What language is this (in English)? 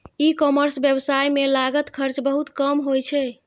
Maithili